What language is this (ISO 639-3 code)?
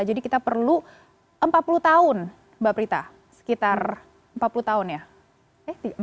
ind